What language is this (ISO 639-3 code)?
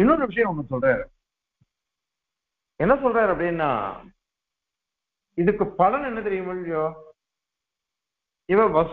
tur